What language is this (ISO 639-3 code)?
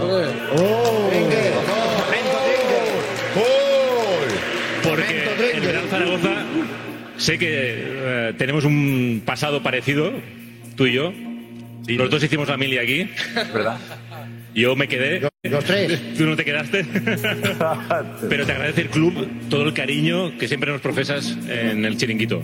spa